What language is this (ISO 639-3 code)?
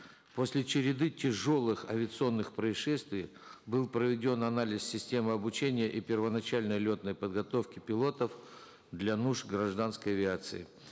kaz